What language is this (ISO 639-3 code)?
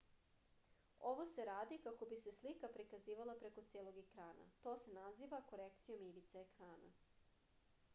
srp